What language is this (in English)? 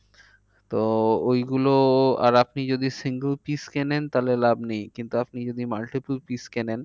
Bangla